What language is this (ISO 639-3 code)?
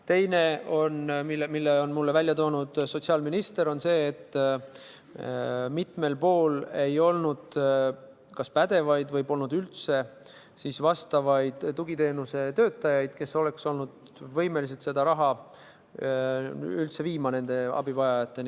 est